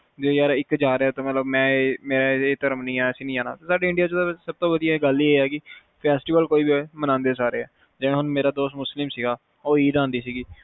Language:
Punjabi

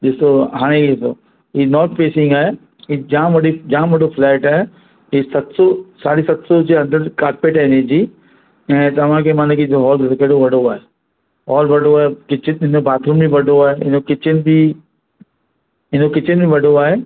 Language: Sindhi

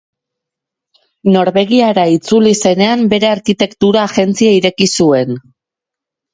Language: Basque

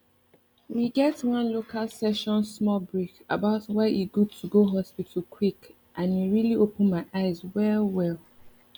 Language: Nigerian Pidgin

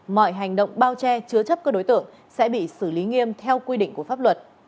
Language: Vietnamese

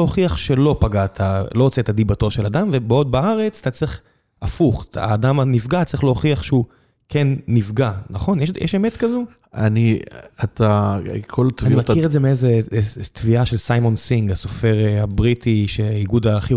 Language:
Hebrew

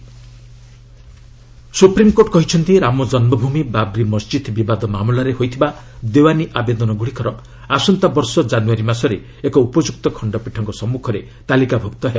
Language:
Odia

